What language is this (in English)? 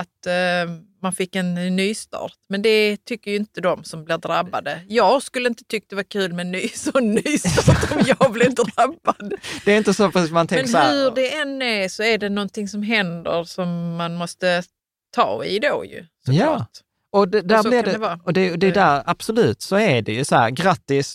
Swedish